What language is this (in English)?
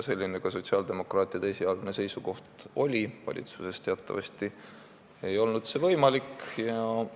Estonian